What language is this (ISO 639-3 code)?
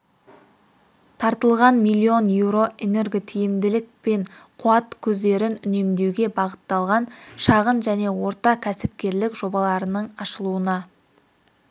kaz